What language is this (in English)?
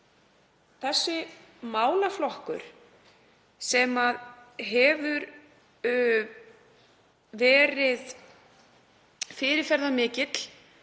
Icelandic